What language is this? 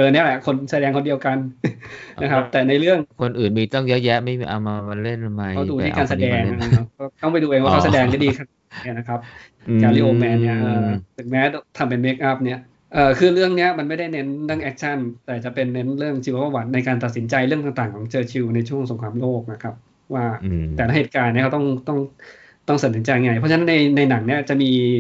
Thai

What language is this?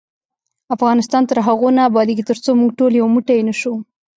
Pashto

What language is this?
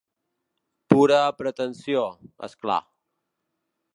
Catalan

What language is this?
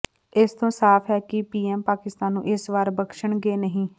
Punjabi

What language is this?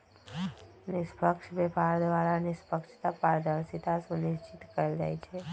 Magahi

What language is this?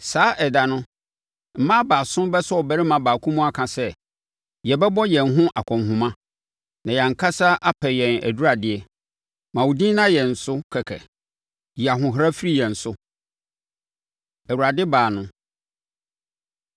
Akan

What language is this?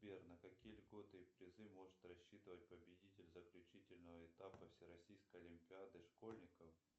Russian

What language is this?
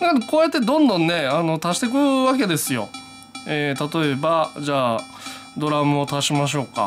Japanese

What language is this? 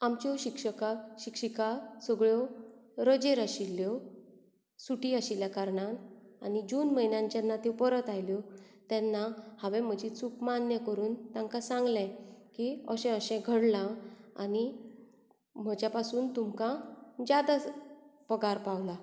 Konkani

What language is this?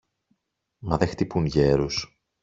Greek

